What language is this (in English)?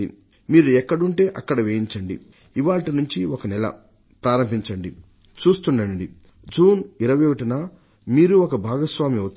Telugu